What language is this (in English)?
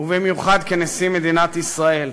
Hebrew